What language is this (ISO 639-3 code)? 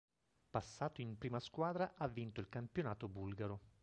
ita